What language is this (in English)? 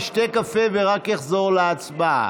Hebrew